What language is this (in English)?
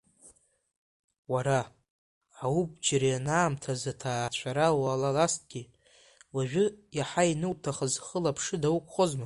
Abkhazian